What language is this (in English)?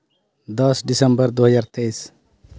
Santali